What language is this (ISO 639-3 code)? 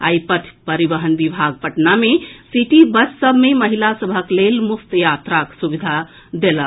mai